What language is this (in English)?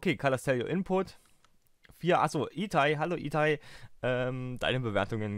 German